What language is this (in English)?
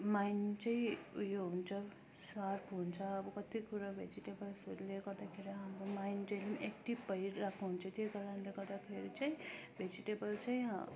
Nepali